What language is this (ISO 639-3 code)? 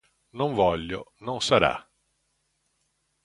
ita